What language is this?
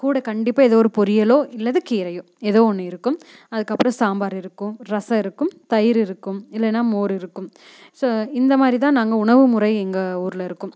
Tamil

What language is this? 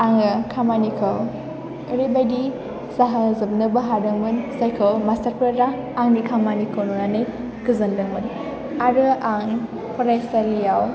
Bodo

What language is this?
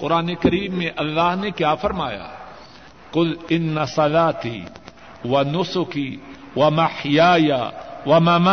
Urdu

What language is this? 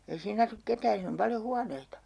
Finnish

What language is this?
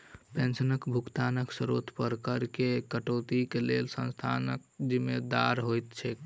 Maithili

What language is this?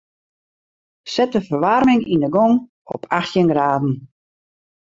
Western Frisian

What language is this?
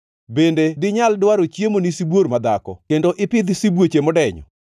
Luo (Kenya and Tanzania)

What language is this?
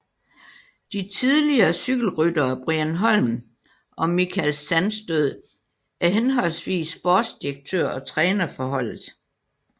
Danish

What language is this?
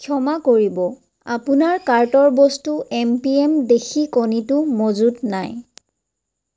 Assamese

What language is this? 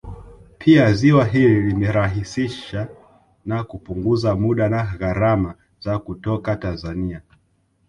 Swahili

